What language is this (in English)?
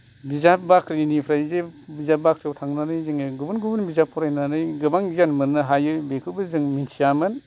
Bodo